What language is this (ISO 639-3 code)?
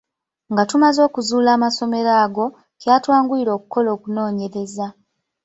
lug